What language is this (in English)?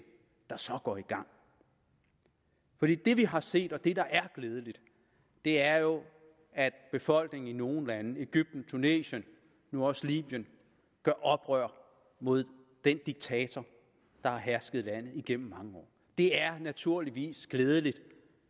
Danish